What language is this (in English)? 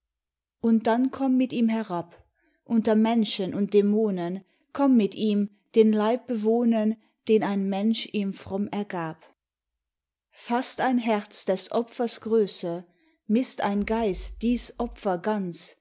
German